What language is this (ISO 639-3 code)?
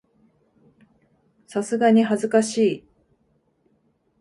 jpn